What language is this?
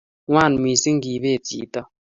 Kalenjin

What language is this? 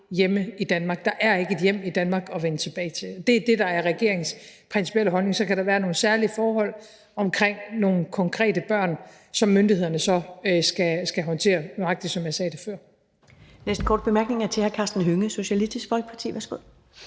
Danish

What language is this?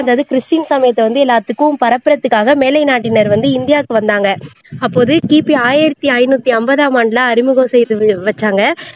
Tamil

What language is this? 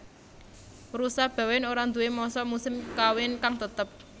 Javanese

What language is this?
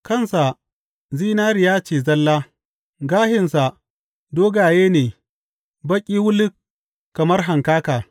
Hausa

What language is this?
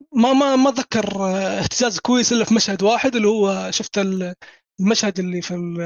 Arabic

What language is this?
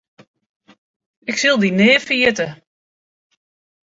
Western Frisian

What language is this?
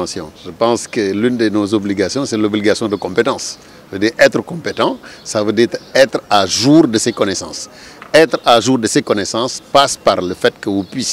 French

